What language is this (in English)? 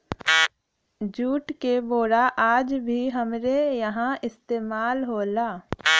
Bhojpuri